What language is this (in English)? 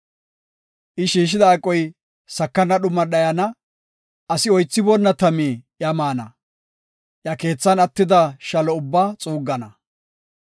Gofa